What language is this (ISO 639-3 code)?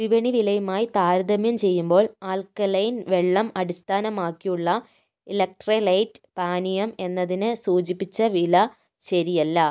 mal